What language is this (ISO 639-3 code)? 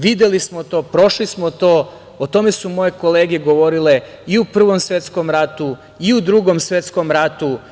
srp